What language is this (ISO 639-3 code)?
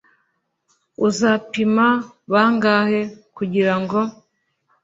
kin